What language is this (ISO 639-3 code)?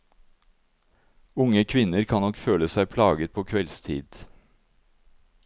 nor